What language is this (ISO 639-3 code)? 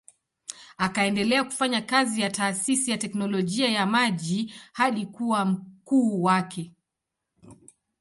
swa